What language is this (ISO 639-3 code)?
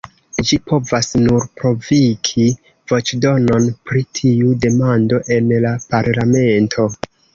epo